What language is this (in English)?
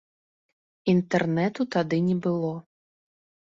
Belarusian